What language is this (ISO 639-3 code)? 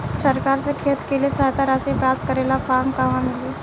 bho